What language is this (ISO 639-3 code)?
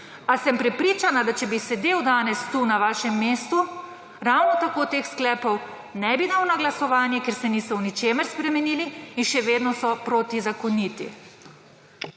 slv